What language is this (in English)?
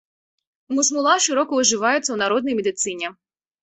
Belarusian